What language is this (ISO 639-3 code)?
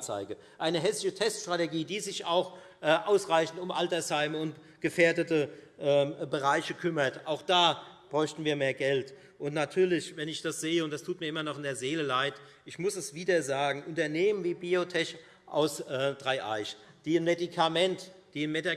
deu